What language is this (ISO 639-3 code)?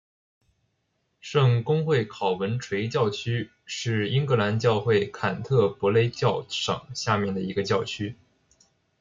zho